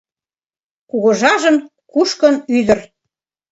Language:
Mari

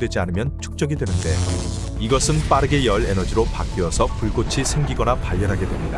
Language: Korean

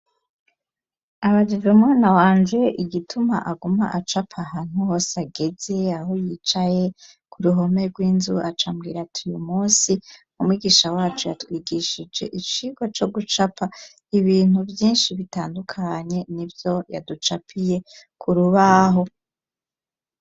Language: Rundi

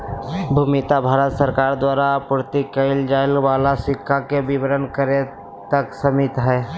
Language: Magahi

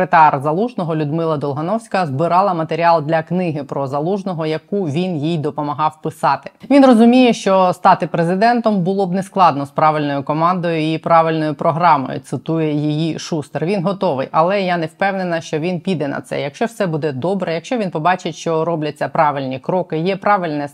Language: Ukrainian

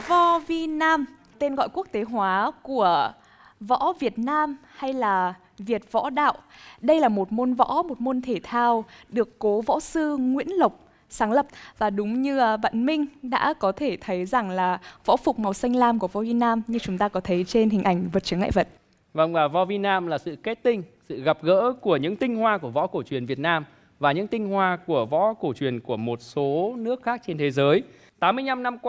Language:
Vietnamese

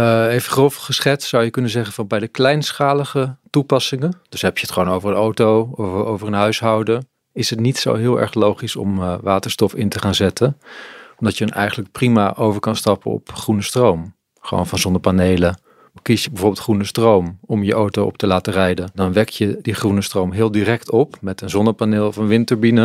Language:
Dutch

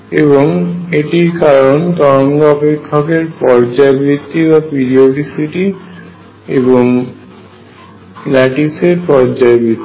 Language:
Bangla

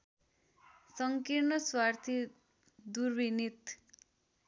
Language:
Nepali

